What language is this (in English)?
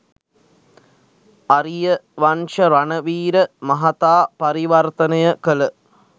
Sinhala